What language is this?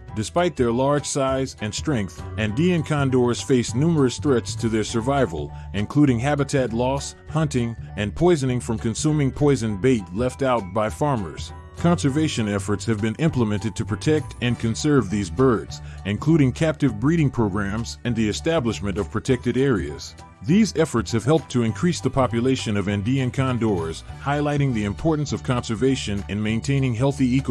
English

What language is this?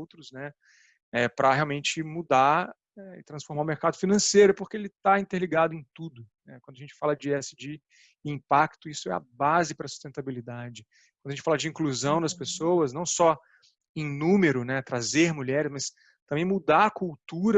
Portuguese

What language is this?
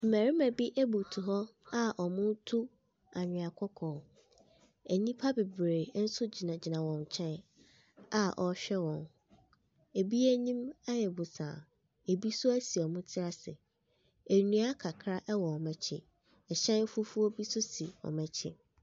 Akan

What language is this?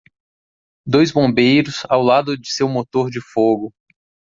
Portuguese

